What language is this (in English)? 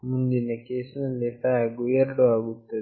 Kannada